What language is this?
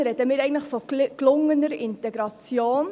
Swiss German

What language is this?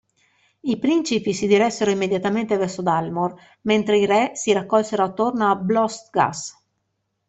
Italian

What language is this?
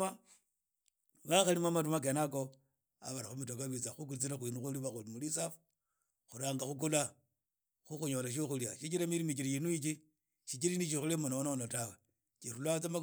Idakho-Isukha-Tiriki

